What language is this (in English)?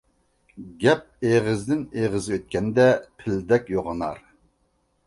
Uyghur